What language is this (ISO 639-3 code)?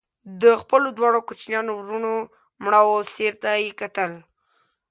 pus